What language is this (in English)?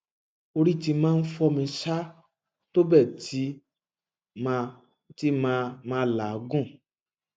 Yoruba